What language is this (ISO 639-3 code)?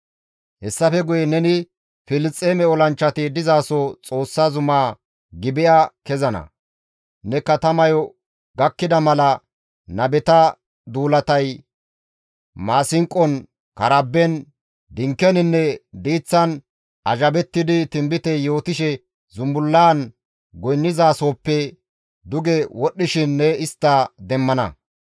gmv